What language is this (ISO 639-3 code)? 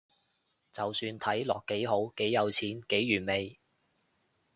yue